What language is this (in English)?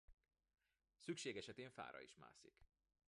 Hungarian